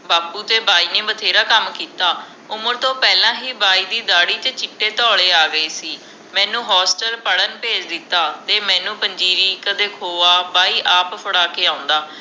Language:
Punjabi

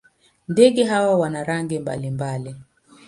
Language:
Swahili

